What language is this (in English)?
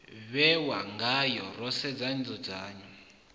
Venda